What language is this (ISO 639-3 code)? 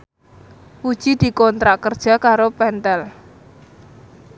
jav